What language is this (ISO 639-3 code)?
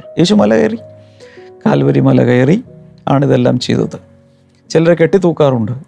mal